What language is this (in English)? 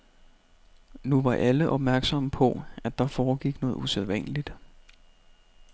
Danish